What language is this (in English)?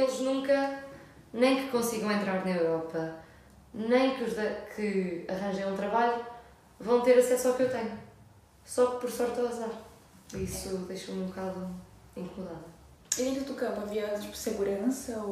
Portuguese